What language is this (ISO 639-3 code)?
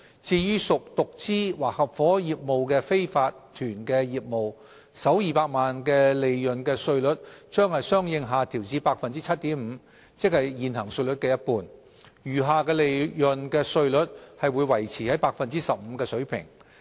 yue